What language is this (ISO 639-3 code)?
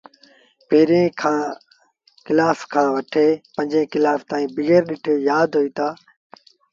sbn